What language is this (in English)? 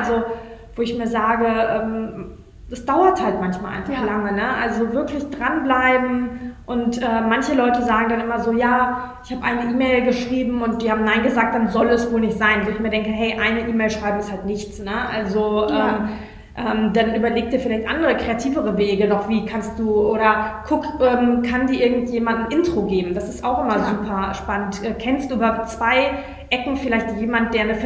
German